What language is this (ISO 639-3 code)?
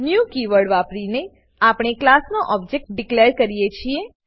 guj